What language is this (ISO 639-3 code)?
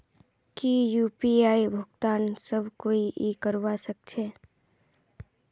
mag